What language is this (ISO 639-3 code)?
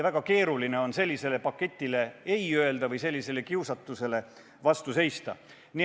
est